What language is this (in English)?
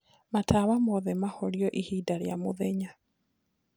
Kikuyu